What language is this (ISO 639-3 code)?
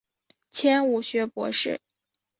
zho